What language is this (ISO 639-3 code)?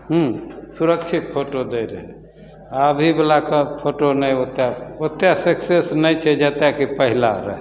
mai